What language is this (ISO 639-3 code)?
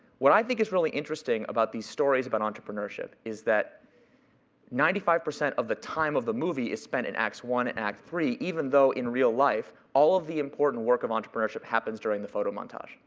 eng